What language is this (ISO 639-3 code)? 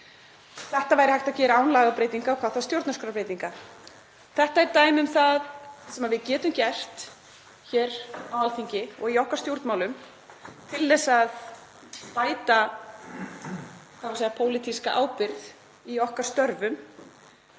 isl